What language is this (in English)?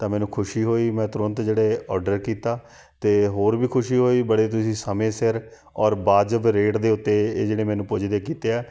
Punjabi